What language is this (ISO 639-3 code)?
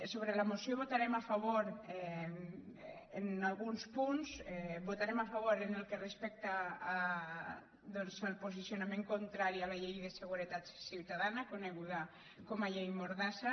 cat